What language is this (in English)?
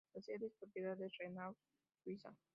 Spanish